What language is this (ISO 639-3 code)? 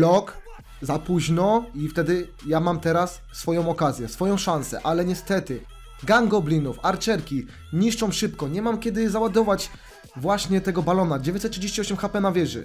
pol